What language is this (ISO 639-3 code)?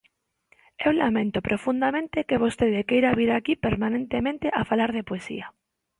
glg